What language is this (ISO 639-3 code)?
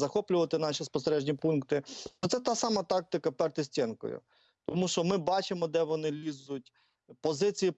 ukr